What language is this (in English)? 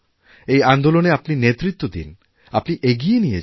Bangla